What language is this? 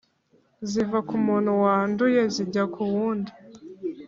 Kinyarwanda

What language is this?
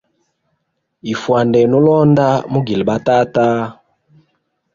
Hemba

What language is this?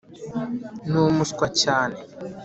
Kinyarwanda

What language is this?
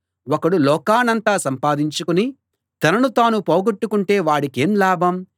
Telugu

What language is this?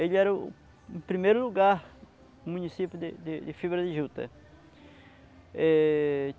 Portuguese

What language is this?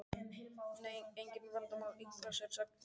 Icelandic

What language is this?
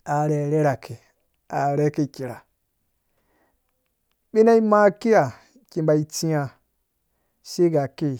Dũya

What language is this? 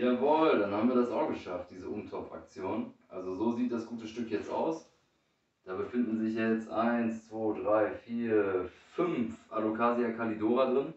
German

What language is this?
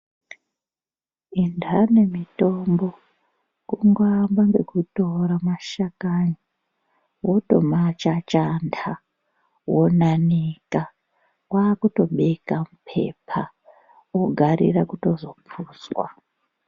Ndau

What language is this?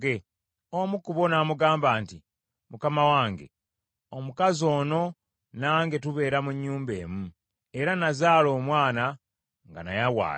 Ganda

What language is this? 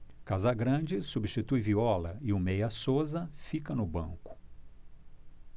Portuguese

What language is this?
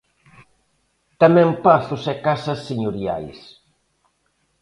Galician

